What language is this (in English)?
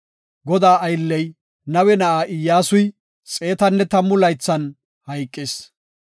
Gofa